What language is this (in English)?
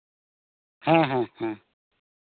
Santali